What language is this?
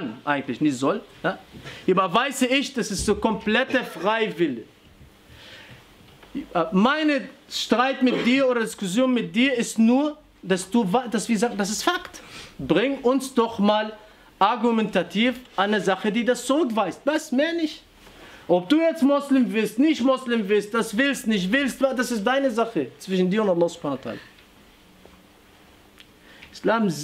German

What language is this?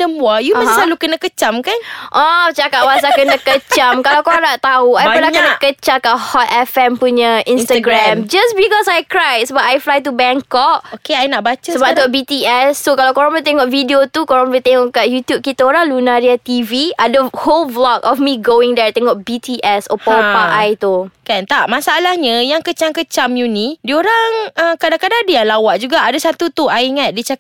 Malay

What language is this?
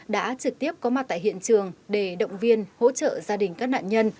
Vietnamese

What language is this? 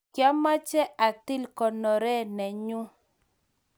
Kalenjin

